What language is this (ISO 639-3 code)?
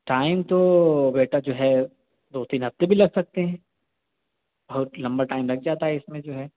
urd